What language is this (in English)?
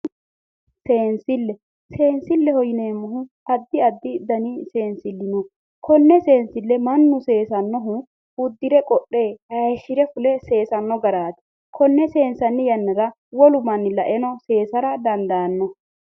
Sidamo